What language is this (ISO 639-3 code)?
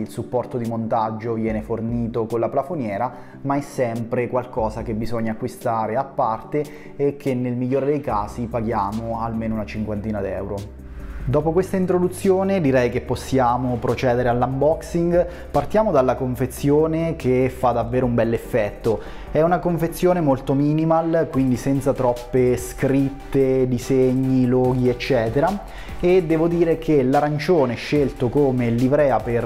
ita